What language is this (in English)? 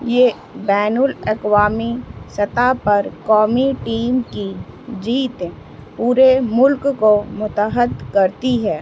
Urdu